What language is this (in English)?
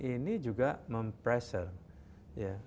Indonesian